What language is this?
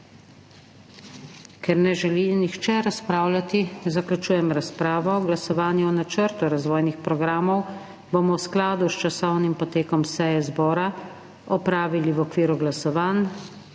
Slovenian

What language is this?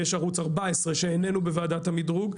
Hebrew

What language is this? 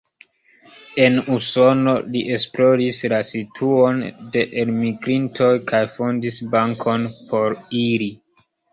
Esperanto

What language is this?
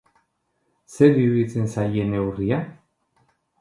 Basque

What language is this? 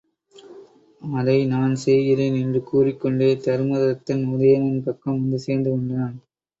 Tamil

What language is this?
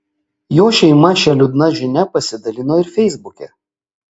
Lithuanian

